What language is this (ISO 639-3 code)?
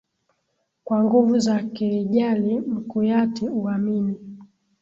swa